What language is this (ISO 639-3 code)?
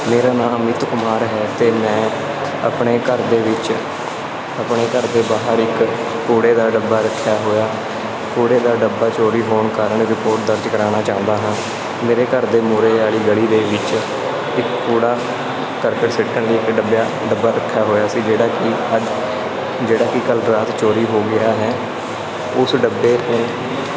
pan